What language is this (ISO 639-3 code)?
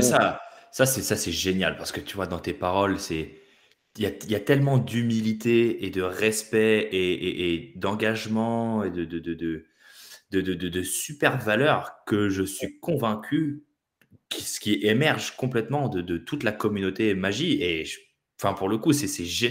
fra